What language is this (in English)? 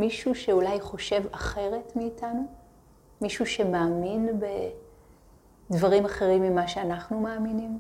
Hebrew